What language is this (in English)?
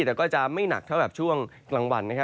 Thai